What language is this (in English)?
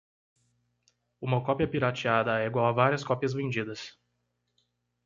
Portuguese